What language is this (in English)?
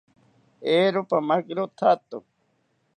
South Ucayali Ashéninka